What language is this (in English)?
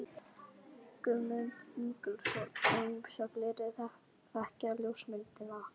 Icelandic